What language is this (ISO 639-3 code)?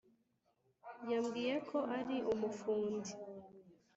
kin